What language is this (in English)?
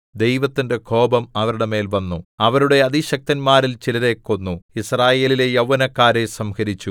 Malayalam